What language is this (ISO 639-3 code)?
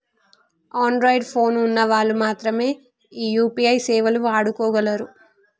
tel